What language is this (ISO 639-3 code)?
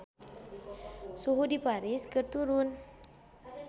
sun